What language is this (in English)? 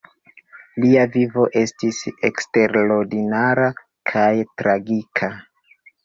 Esperanto